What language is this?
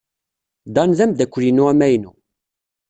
Kabyle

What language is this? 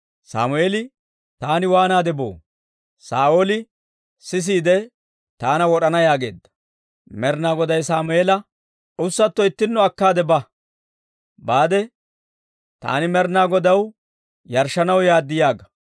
Dawro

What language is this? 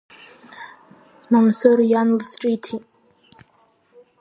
Abkhazian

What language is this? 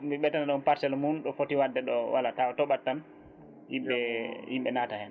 Fula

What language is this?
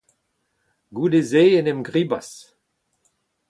Breton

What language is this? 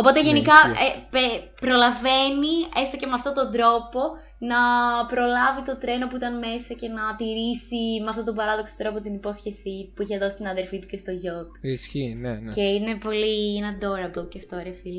Greek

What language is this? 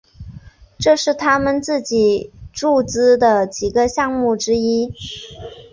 Chinese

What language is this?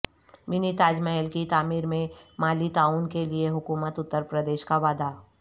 Urdu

